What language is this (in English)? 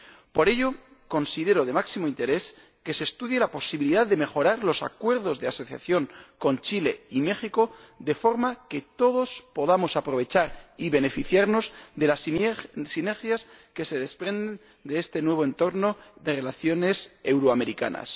Spanish